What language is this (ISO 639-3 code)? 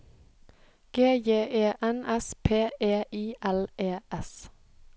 nor